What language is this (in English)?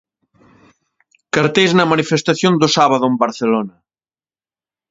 Galician